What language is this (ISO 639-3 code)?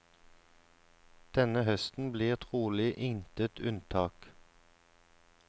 nor